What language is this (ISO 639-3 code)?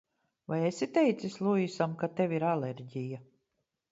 lav